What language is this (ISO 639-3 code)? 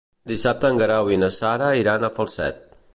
cat